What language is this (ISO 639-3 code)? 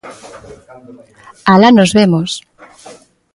glg